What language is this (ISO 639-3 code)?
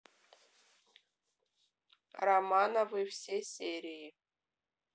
rus